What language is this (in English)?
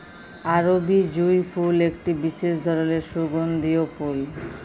Bangla